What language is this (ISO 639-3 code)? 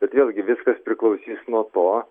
lit